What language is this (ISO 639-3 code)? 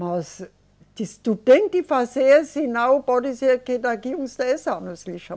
por